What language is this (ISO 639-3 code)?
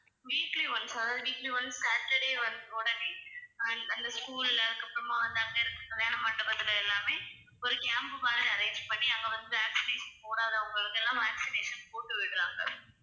tam